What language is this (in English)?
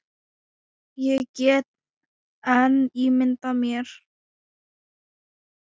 Icelandic